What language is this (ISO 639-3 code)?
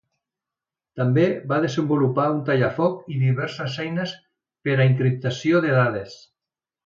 cat